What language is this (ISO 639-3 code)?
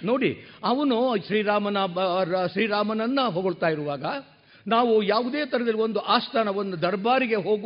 kan